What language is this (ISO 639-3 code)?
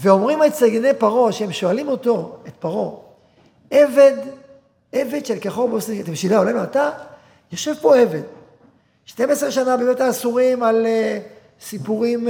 heb